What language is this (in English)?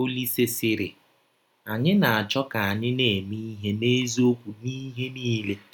Igbo